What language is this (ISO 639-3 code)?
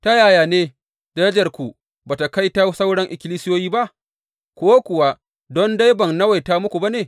hau